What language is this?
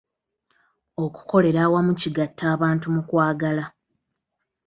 Ganda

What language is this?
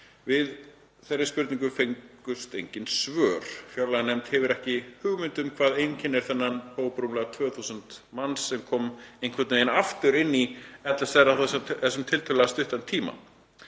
Icelandic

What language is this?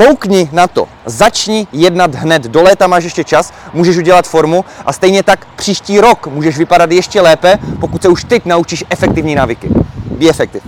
Czech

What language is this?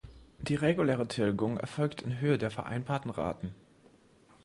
German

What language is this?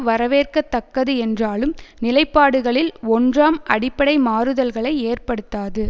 Tamil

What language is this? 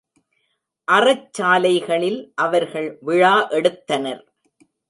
Tamil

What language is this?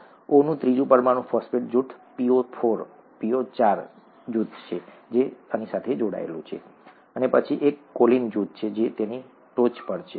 Gujarati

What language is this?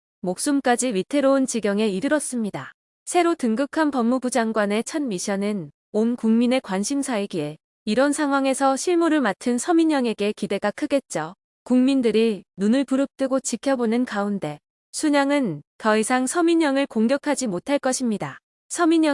Korean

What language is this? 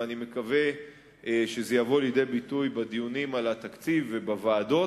Hebrew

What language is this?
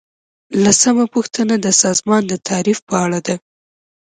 Pashto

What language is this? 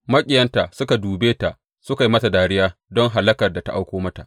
Hausa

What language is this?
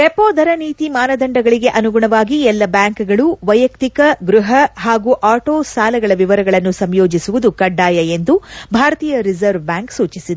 Kannada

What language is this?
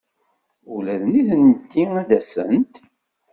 Kabyle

